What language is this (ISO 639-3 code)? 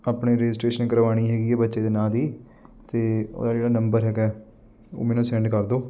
pan